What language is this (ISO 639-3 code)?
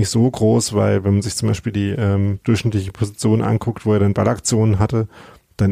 deu